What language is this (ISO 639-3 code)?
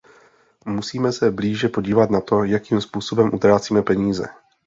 ces